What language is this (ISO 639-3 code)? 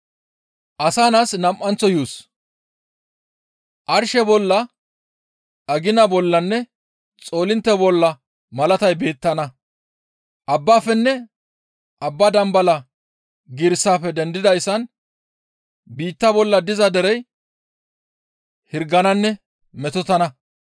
gmv